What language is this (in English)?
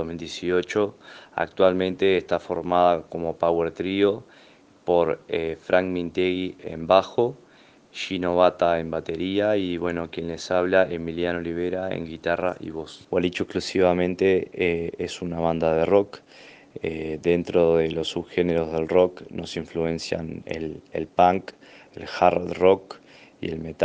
Spanish